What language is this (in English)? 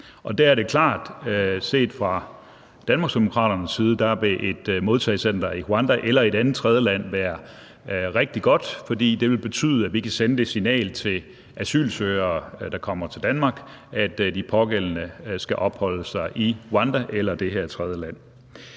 Danish